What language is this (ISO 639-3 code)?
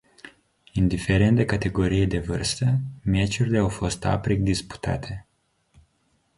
ron